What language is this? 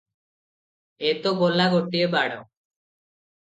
Odia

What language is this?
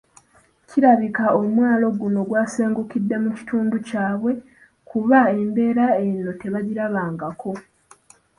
Ganda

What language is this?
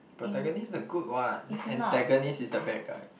English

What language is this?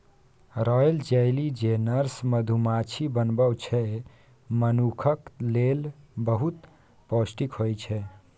Maithili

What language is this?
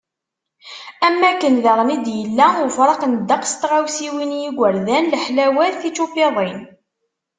Kabyle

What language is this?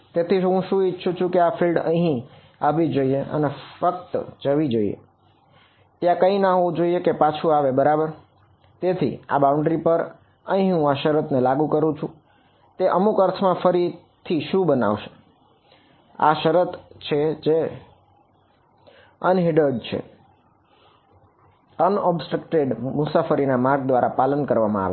Gujarati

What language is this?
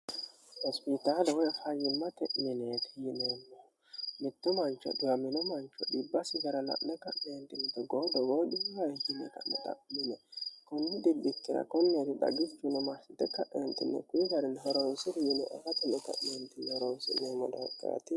Sidamo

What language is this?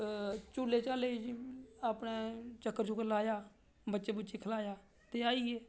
Dogri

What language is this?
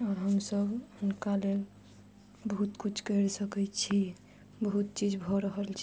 Maithili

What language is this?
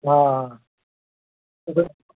Kashmiri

